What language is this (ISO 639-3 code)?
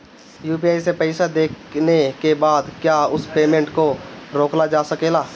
bho